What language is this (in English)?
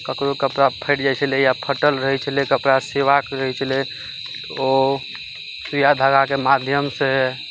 Maithili